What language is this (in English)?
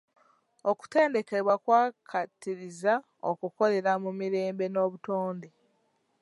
Ganda